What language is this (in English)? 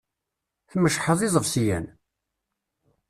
Kabyle